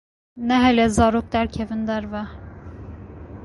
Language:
Kurdish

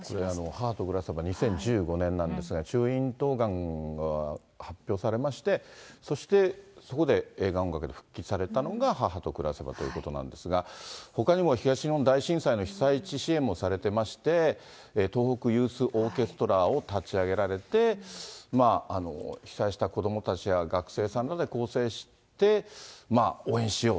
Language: Japanese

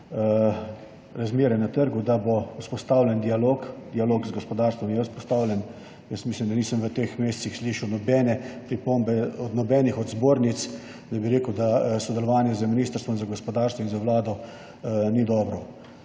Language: Slovenian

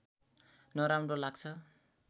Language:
Nepali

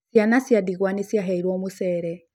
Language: Kikuyu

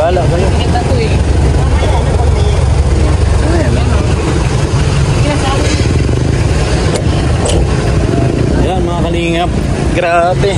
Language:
Filipino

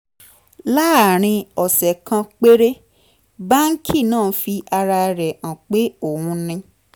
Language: Yoruba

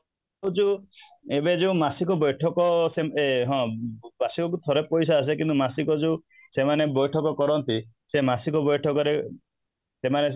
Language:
Odia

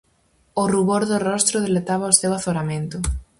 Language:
Galician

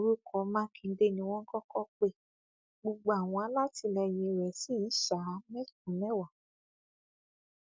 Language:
Yoruba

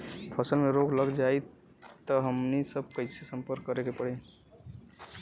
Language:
Bhojpuri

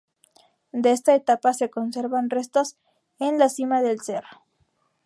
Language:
Spanish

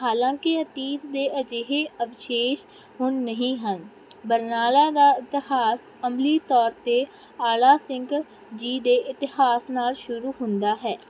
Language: Punjabi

